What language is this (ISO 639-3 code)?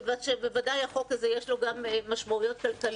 heb